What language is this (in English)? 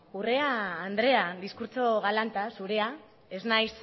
Basque